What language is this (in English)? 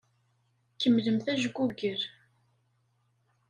Kabyle